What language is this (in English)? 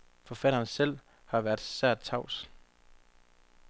Danish